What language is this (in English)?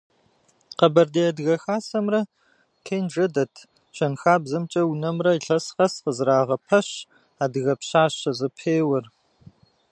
Kabardian